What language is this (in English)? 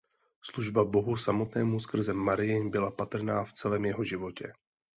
Czech